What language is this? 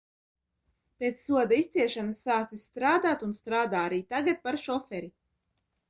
Latvian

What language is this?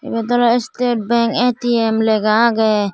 Chakma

